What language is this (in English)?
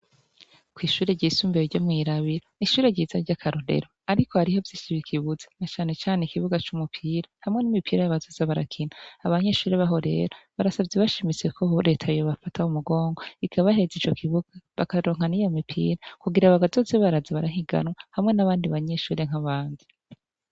Rundi